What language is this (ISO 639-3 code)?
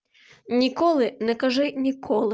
rus